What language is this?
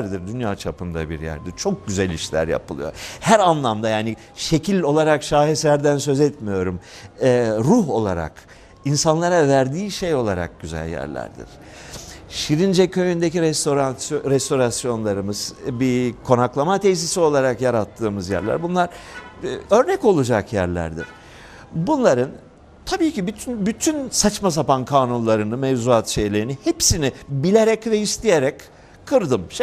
Turkish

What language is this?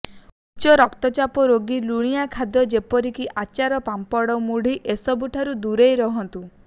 Odia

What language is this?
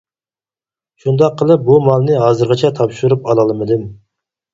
Uyghur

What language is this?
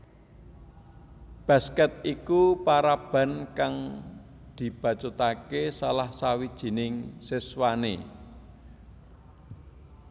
Javanese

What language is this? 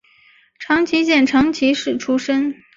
Chinese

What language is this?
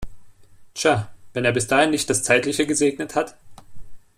German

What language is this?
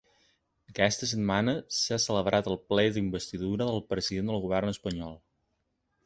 Catalan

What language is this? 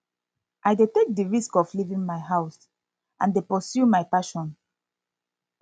Nigerian Pidgin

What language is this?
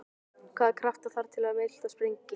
Icelandic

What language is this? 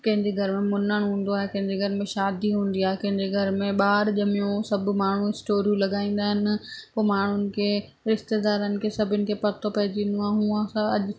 Sindhi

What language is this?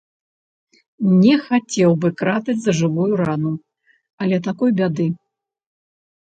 Belarusian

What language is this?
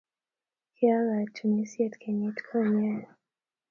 Kalenjin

